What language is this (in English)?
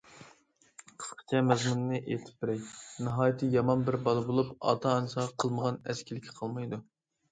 Uyghur